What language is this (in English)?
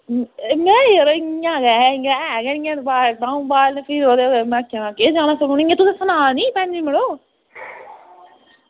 Dogri